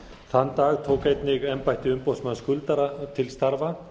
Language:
Icelandic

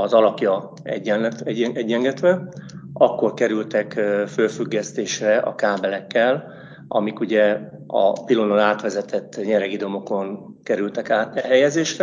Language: Hungarian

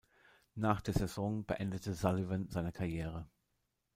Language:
German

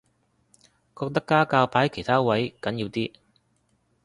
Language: Cantonese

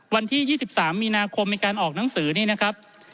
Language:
Thai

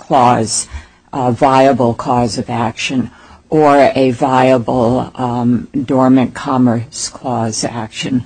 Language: English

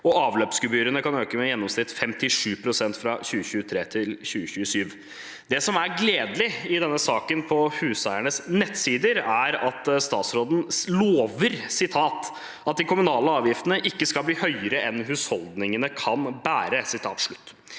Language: Norwegian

